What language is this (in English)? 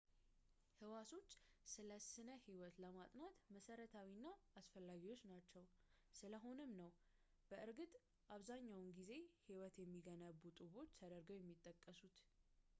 Amharic